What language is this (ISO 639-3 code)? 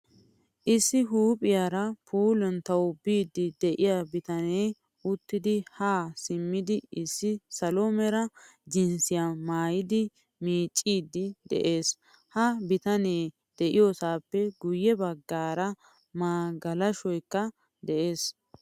wal